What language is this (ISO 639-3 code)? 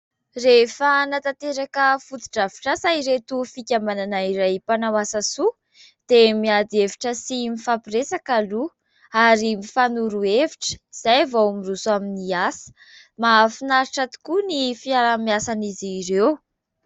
mlg